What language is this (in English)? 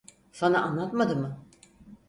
Turkish